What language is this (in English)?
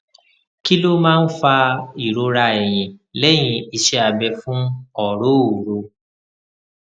Yoruba